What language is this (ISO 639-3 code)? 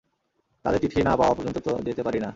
ben